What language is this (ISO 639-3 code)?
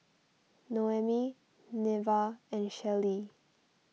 eng